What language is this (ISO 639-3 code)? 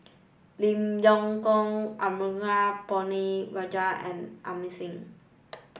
eng